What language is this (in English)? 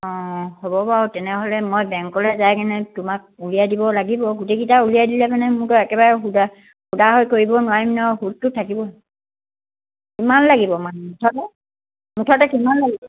Assamese